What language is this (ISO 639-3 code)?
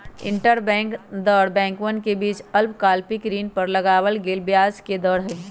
mag